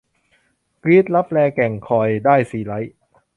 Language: Thai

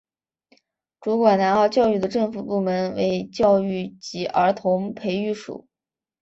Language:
Chinese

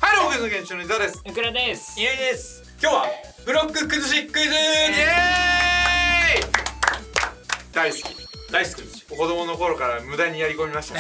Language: Japanese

